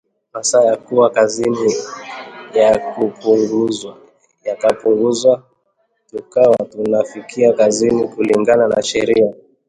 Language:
Swahili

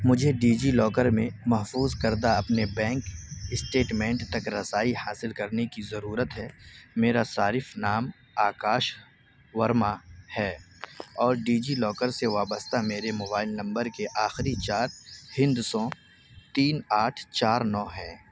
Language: Urdu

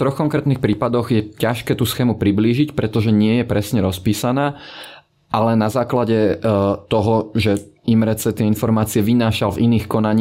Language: Slovak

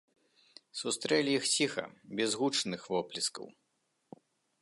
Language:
Belarusian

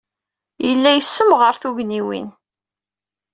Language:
Kabyle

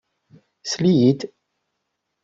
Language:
Kabyle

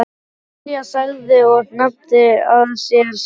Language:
Icelandic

